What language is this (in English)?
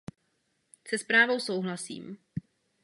Czech